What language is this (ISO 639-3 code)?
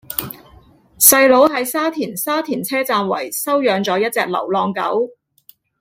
yue